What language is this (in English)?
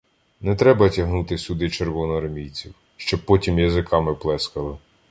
Ukrainian